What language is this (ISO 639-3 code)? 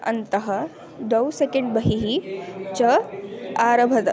san